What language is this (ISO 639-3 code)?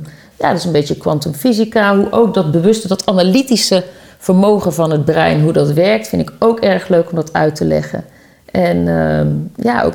nld